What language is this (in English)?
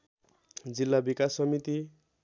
Nepali